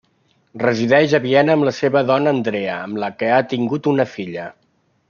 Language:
Catalan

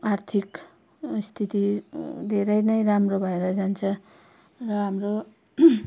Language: Nepali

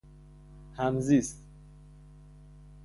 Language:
Persian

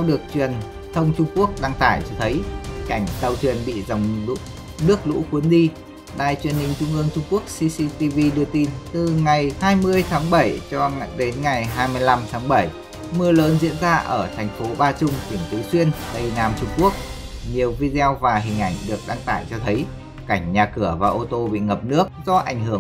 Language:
Vietnamese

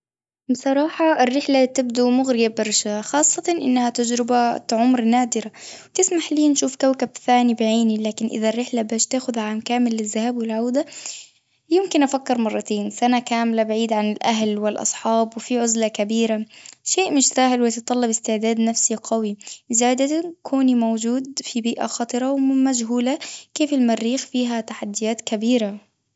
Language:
Tunisian Arabic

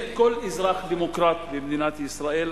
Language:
Hebrew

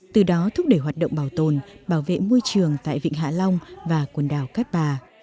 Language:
Vietnamese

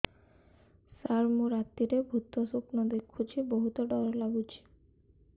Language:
Odia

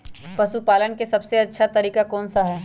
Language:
Magahi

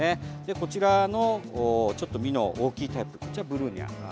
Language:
Japanese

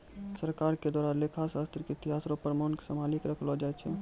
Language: Maithili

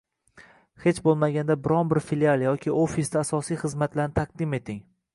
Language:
Uzbek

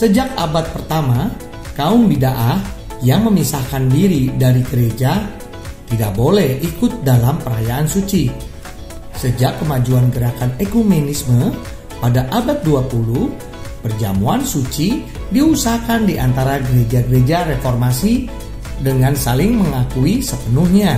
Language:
Indonesian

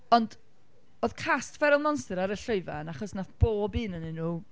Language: Welsh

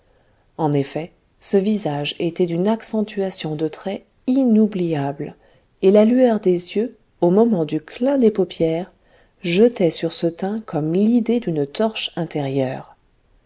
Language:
French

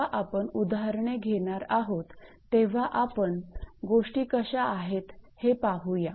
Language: Marathi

